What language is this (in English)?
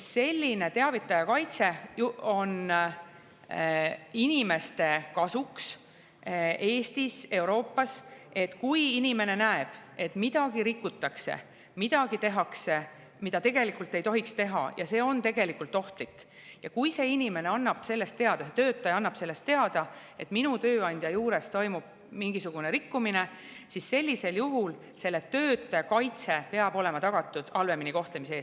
Estonian